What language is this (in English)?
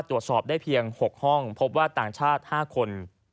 Thai